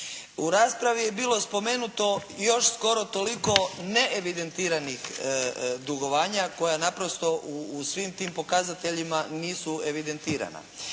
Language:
Croatian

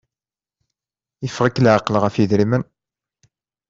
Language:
Kabyle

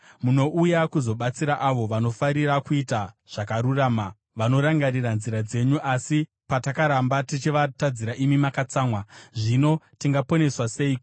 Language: Shona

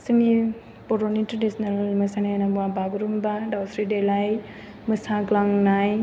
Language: Bodo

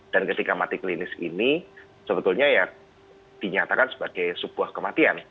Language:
Indonesian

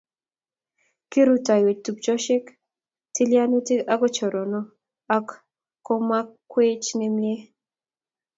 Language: Kalenjin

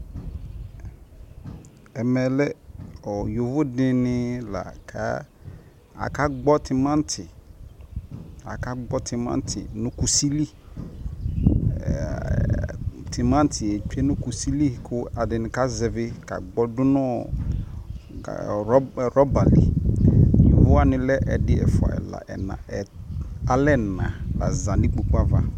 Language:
Ikposo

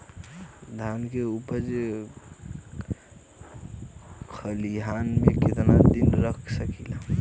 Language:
Bhojpuri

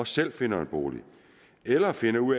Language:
Danish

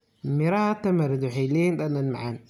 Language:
Somali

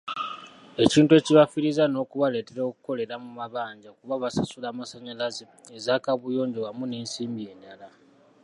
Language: Ganda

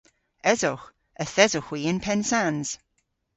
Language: Cornish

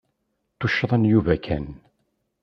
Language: Kabyle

